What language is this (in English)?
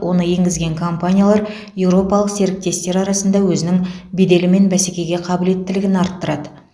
Kazakh